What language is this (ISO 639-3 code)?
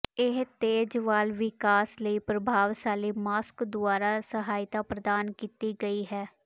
pan